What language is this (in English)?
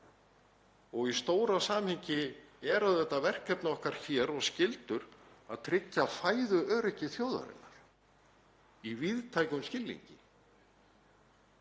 Icelandic